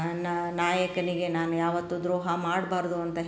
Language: Kannada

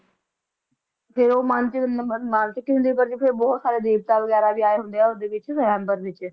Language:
Punjabi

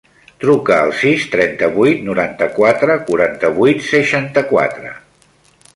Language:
Catalan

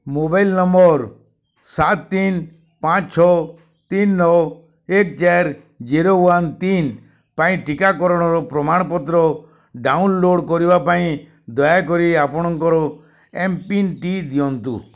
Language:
Odia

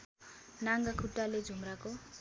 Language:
Nepali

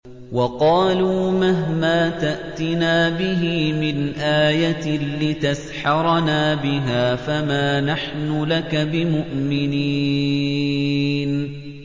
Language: Arabic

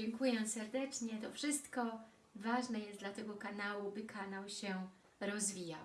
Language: Polish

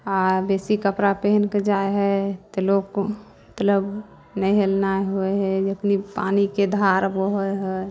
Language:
Maithili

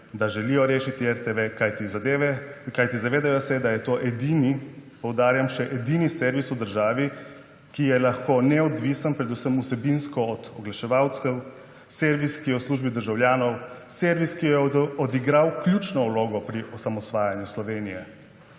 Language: Slovenian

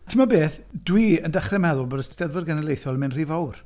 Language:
Welsh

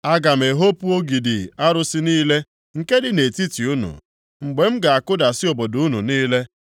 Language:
Igbo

